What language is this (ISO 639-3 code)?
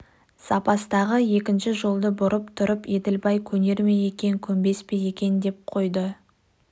kaz